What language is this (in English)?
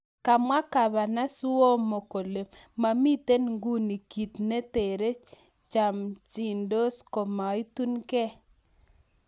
Kalenjin